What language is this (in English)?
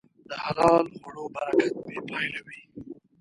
Pashto